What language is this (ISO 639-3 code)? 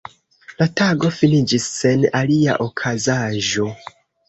epo